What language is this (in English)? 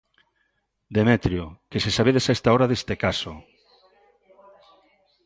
Galician